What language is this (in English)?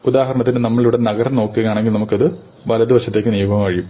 Malayalam